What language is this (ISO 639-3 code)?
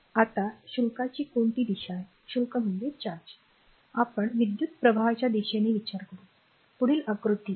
mar